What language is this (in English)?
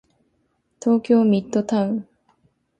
Japanese